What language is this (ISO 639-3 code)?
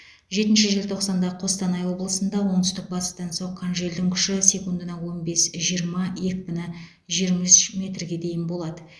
kaz